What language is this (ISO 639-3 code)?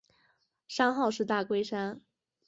zho